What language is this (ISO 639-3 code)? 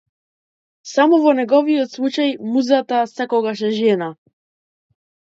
mkd